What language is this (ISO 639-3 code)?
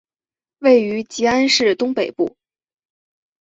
zho